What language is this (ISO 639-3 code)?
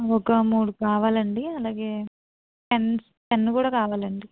tel